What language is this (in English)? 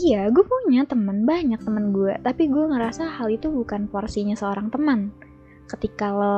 Indonesian